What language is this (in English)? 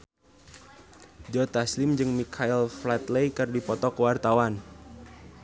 Sundanese